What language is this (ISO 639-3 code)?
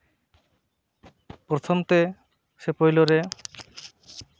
sat